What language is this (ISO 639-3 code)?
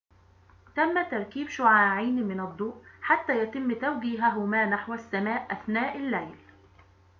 ara